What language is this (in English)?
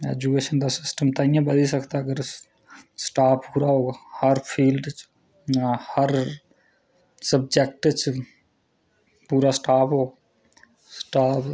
Dogri